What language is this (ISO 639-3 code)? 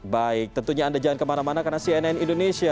ind